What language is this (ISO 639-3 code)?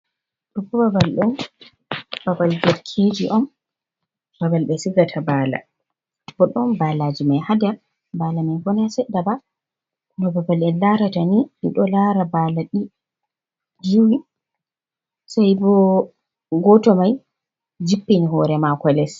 ful